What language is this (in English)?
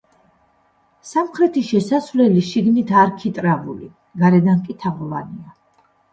Georgian